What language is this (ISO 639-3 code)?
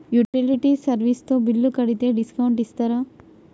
tel